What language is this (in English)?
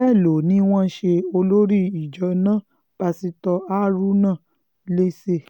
Yoruba